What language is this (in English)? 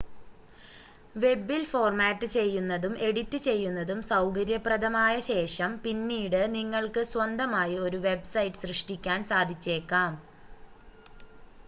Malayalam